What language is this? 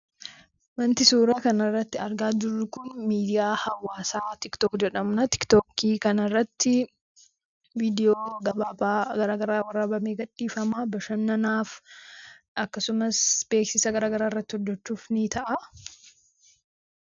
Oromo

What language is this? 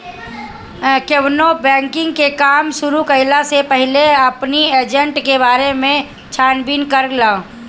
Bhojpuri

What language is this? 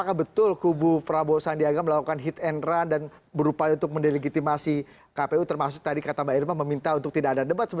Indonesian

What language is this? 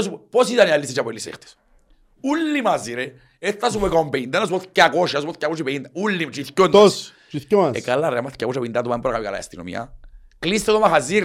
Greek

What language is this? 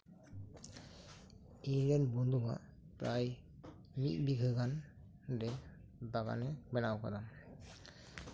Santali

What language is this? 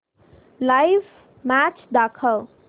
Marathi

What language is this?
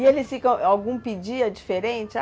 Portuguese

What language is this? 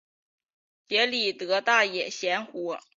Chinese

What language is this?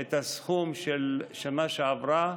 Hebrew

